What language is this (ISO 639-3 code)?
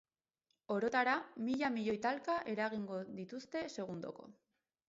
eus